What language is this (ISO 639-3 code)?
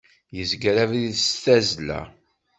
kab